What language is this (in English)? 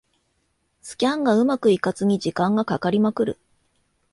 Japanese